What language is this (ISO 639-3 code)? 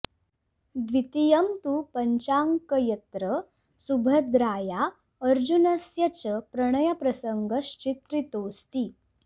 san